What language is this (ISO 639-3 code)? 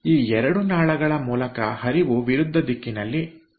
kan